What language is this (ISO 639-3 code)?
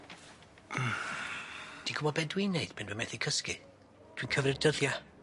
cym